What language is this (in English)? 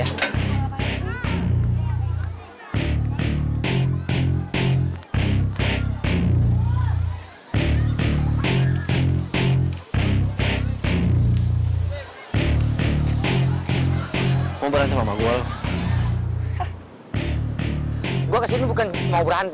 Indonesian